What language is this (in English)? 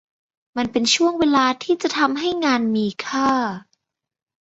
Thai